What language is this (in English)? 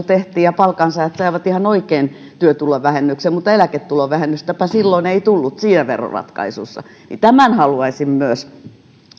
Finnish